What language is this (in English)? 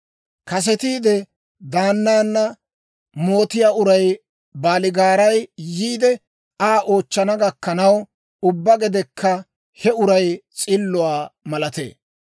Dawro